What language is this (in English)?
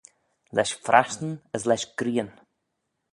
Manx